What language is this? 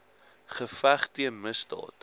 Afrikaans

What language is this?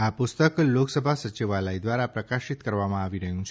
Gujarati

